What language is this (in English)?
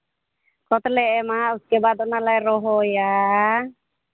Santali